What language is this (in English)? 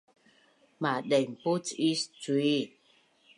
Bunun